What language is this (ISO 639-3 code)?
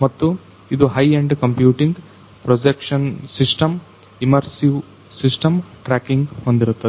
kan